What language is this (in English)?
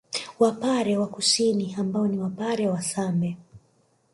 Swahili